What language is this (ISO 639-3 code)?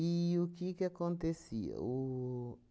por